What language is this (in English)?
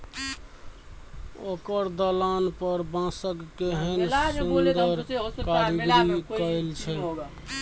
Maithili